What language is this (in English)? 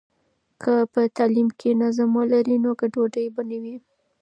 Pashto